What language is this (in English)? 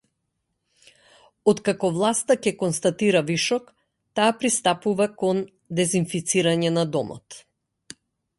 Macedonian